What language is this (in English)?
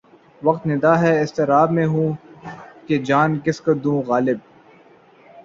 Urdu